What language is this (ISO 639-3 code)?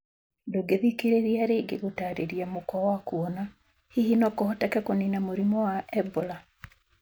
kik